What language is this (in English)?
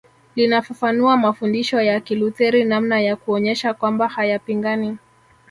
Swahili